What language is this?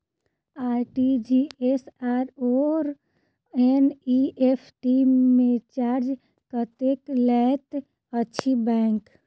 Maithili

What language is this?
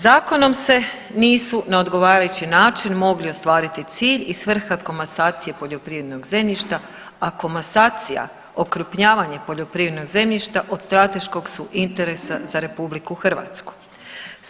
Croatian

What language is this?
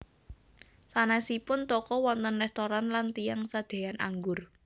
Javanese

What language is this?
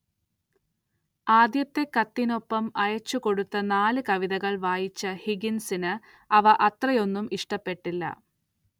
Malayalam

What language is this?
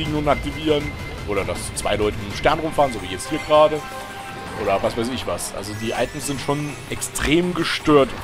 German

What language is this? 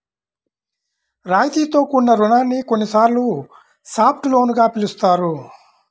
Telugu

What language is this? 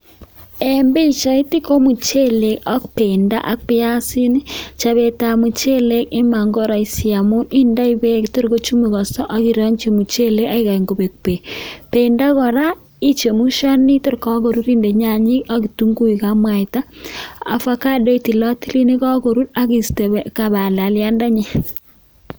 Kalenjin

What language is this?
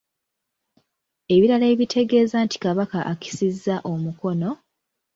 Ganda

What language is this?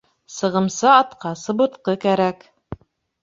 Bashkir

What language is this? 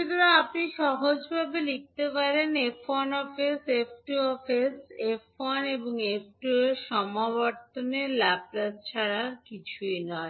Bangla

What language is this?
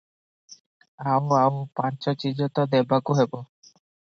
Odia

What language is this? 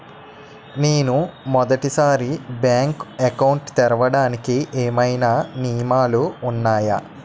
Telugu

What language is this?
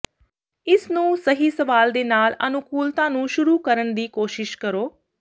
Punjabi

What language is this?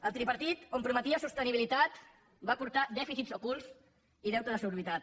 Catalan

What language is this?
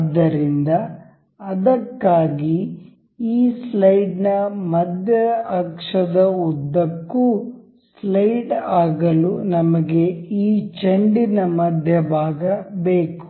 Kannada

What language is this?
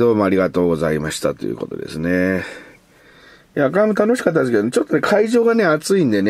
Japanese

